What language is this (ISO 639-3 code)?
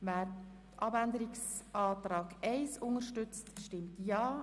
gsw